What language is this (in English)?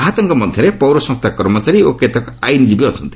Odia